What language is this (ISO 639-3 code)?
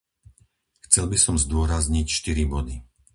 slk